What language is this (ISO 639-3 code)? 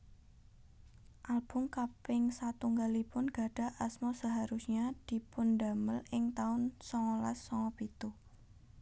jav